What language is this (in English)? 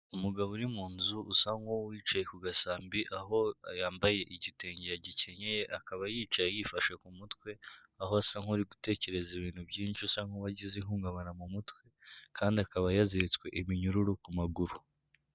Kinyarwanda